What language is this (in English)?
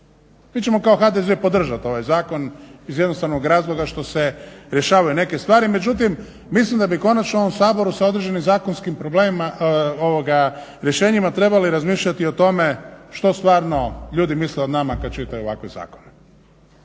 Croatian